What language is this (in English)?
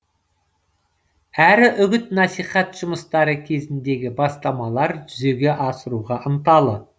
Kazakh